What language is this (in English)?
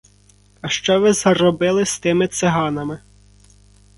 Ukrainian